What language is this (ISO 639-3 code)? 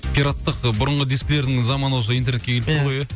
kaz